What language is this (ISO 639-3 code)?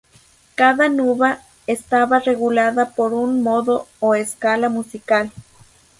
spa